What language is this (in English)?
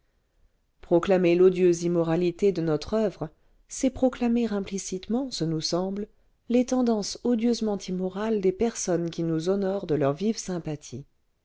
French